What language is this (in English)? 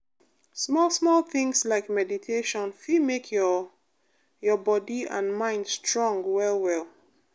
Nigerian Pidgin